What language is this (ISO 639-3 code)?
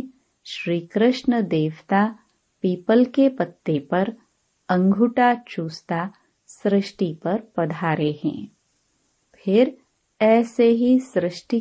hin